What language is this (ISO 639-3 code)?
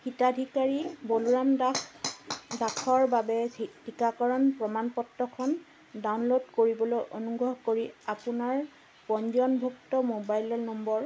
asm